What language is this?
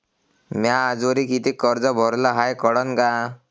Marathi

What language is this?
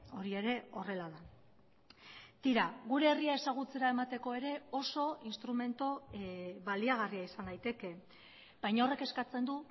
Basque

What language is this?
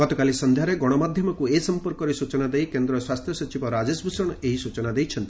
Odia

